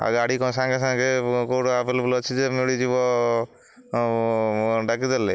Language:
Odia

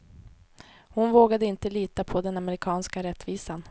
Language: Swedish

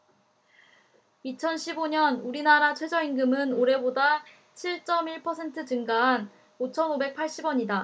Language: Korean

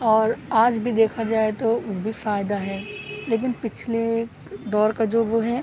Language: Urdu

